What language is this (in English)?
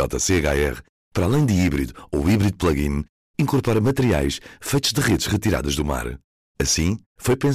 Portuguese